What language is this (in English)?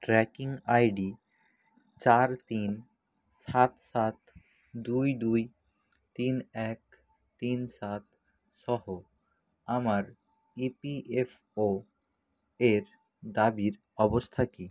Bangla